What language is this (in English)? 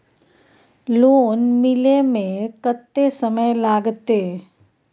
Maithili